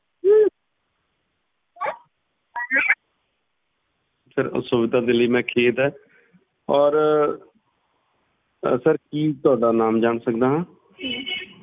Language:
Punjabi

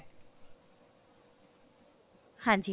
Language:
Punjabi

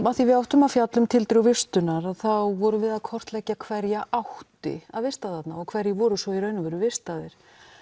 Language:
Icelandic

